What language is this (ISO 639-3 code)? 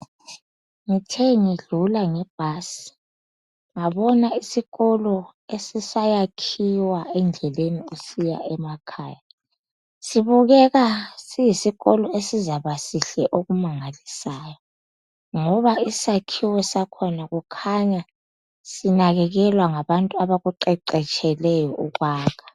nde